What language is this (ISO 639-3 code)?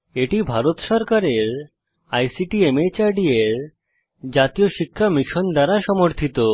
ben